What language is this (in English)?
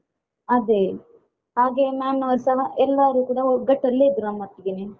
Kannada